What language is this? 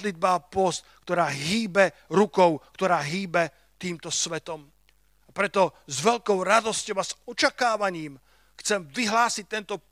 Slovak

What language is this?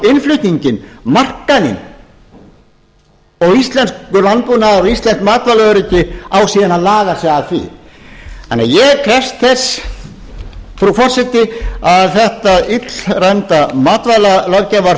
Icelandic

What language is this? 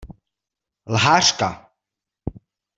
Czech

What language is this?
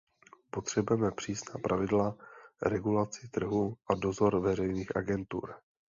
Czech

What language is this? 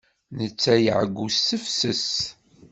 Kabyle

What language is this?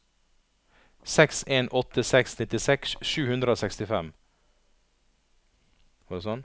Norwegian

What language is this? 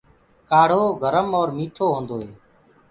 Gurgula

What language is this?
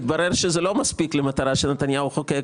Hebrew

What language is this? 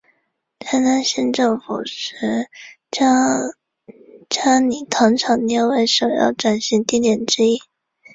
Chinese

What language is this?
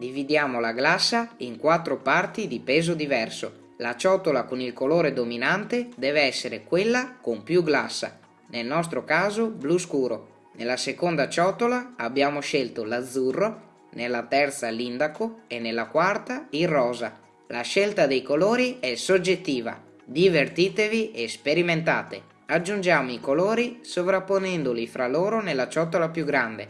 Italian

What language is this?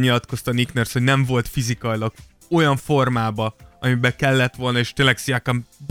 Hungarian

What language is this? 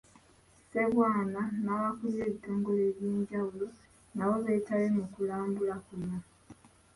Ganda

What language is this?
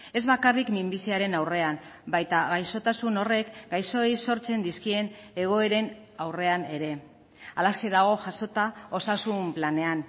Basque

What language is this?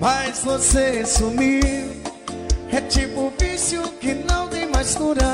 Portuguese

